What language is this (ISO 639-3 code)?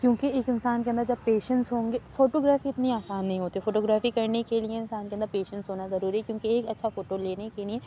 urd